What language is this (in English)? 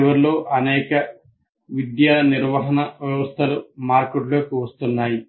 Telugu